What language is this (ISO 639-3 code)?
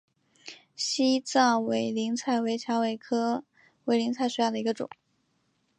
zho